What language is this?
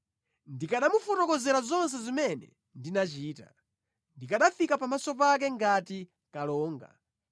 Nyanja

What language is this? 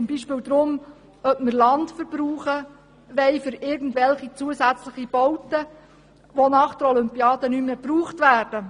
Swiss German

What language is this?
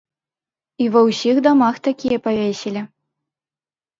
Belarusian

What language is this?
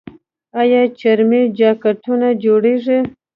Pashto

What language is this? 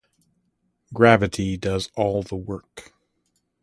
English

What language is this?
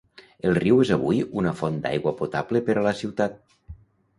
Catalan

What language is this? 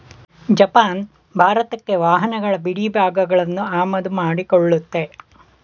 Kannada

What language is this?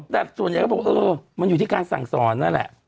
Thai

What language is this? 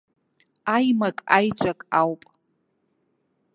Abkhazian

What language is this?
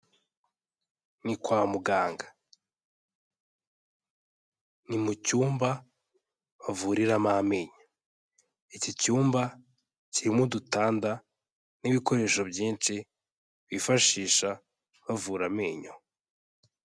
Kinyarwanda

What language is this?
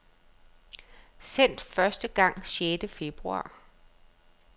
Danish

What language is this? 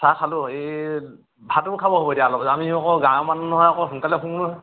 Assamese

